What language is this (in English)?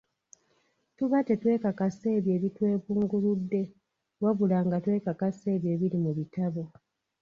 Ganda